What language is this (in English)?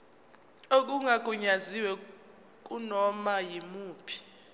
Zulu